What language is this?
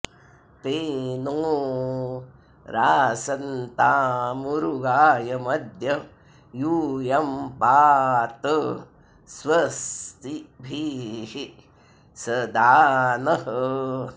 Sanskrit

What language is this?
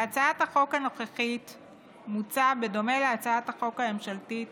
Hebrew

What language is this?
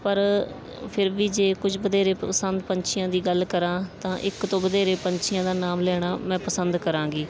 Punjabi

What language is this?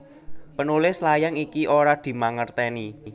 Javanese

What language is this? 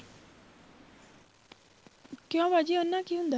Punjabi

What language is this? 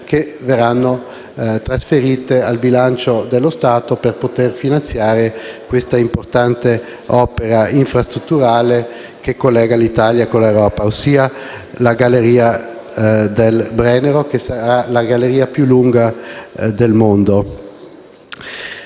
Italian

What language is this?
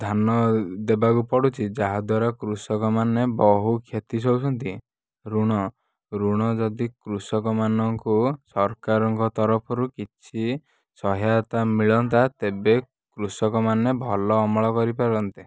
Odia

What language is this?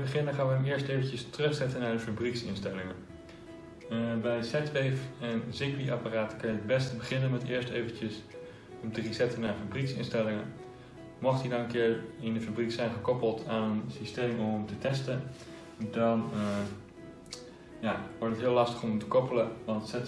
Dutch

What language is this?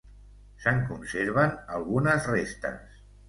Catalan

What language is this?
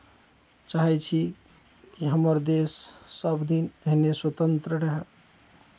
Maithili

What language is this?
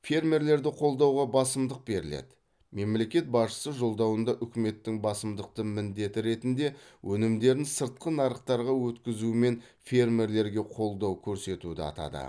Kazakh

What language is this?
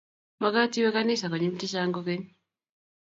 Kalenjin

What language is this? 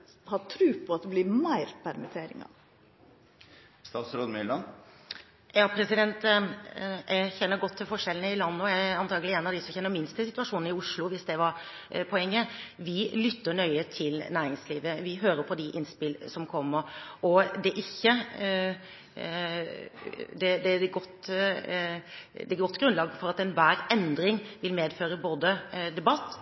Norwegian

